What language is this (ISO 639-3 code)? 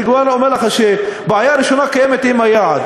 heb